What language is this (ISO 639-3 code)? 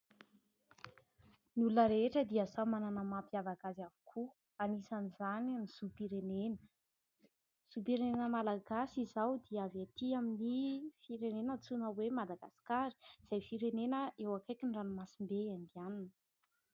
mlg